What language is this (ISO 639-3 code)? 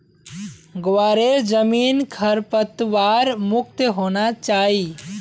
mag